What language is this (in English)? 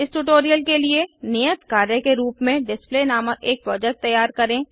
Hindi